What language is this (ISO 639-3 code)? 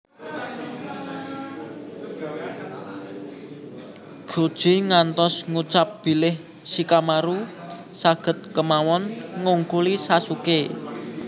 jav